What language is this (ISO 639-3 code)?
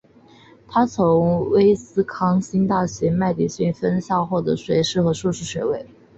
zho